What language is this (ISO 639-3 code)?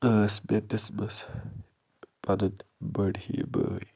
kas